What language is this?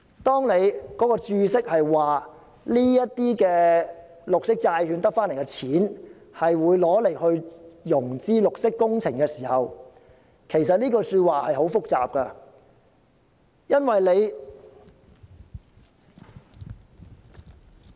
Cantonese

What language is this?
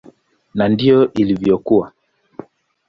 Swahili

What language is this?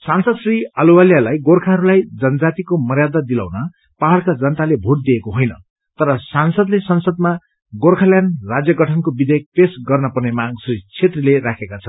Nepali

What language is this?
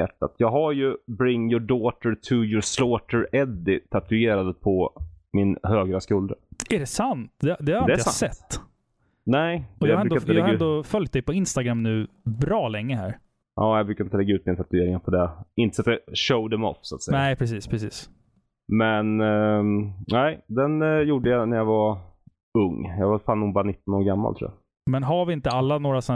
Swedish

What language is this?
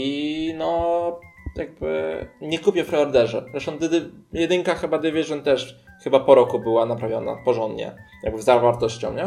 Polish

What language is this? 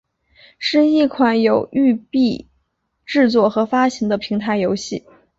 Chinese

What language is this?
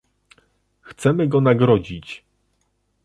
Polish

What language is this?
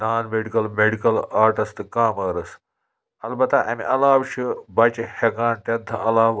Kashmiri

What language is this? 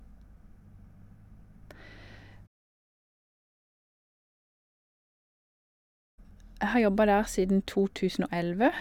Norwegian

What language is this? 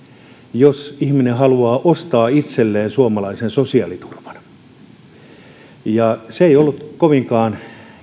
Finnish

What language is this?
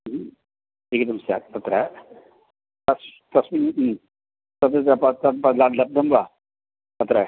Sanskrit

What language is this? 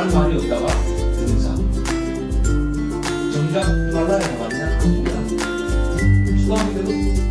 Korean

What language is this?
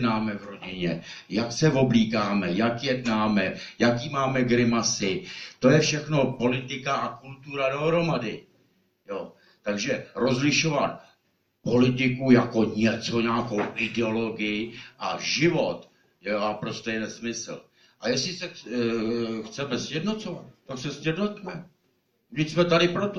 Czech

